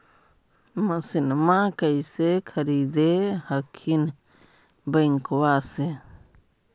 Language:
Magahi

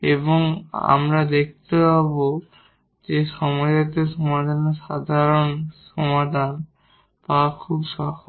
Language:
Bangla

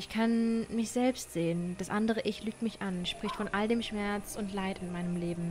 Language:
German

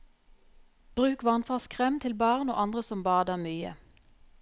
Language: Norwegian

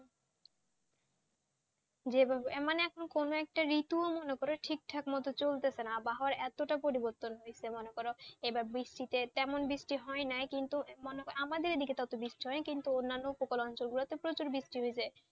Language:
Bangla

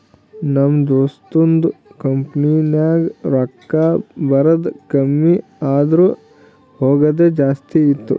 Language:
Kannada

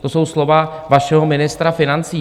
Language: Czech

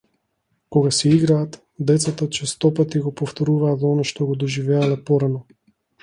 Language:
Macedonian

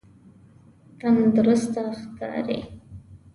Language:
Pashto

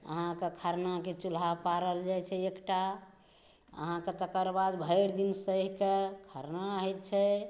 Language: Maithili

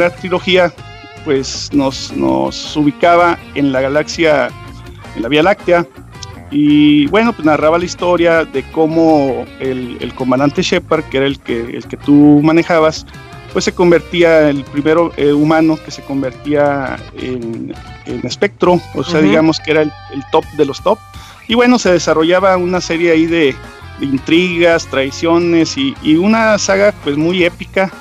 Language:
Spanish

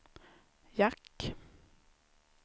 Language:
Swedish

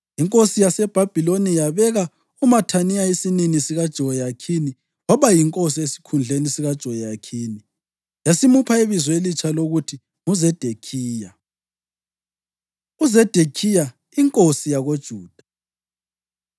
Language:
North Ndebele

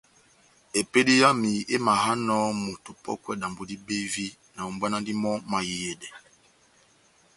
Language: Batanga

